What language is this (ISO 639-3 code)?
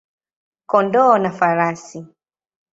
swa